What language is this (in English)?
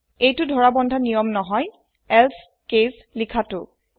Assamese